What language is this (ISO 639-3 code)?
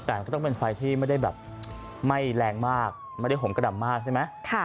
tha